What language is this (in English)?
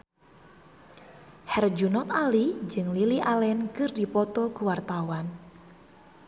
Sundanese